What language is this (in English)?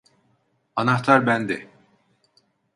Turkish